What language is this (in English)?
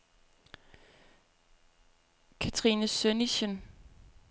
Danish